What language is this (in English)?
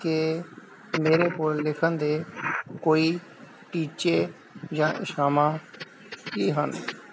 Punjabi